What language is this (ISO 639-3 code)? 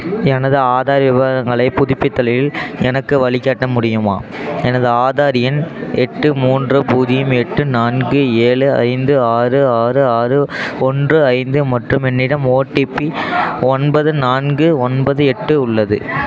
tam